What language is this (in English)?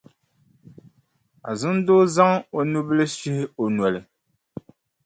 Dagbani